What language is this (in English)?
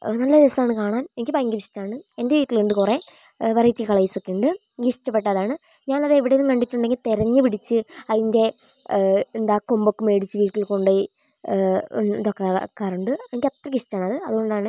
Malayalam